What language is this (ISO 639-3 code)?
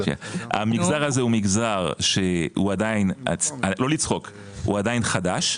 heb